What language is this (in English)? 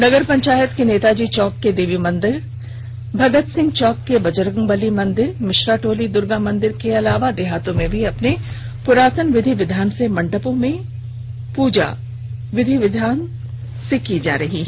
Hindi